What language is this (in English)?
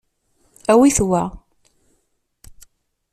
Kabyle